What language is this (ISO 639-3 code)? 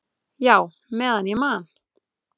isl